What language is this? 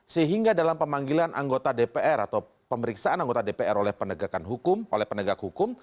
Indonesian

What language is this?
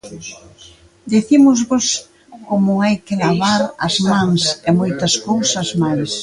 Galician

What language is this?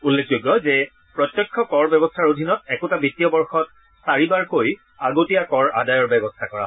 Assamese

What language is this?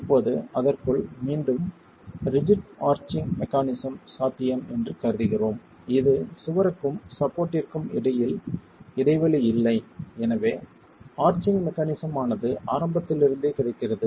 Tamil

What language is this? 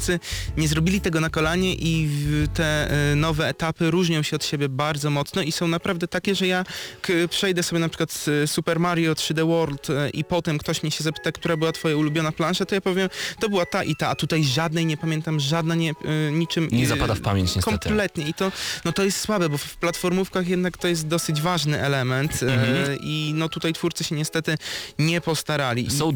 Polish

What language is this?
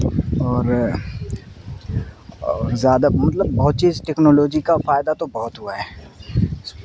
Urdu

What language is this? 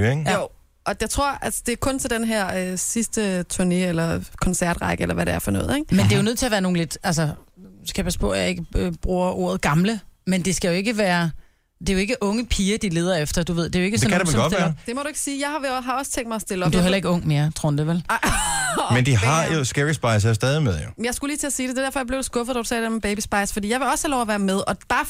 Danish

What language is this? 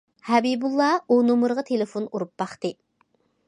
Uyghur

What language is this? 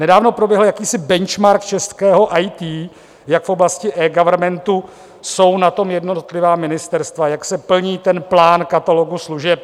Czech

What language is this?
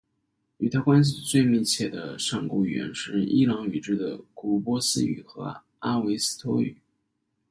Chinese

